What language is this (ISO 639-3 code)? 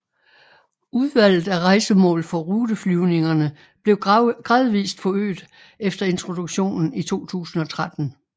dan